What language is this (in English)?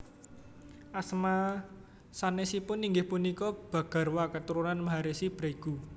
Javanese